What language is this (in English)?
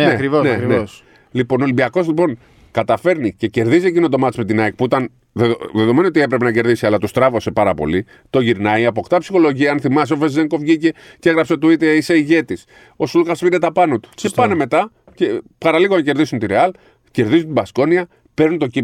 Greek